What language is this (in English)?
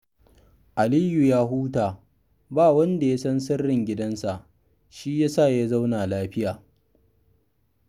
Hausa